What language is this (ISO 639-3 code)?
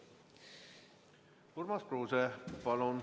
est